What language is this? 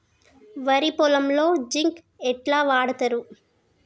Telugu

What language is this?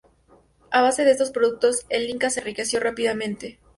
Spanish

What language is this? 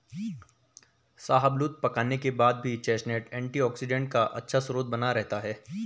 Hindi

